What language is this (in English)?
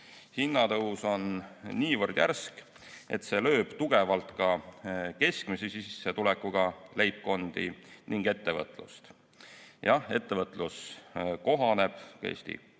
Estonian